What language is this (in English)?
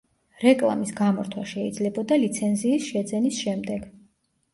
Georgian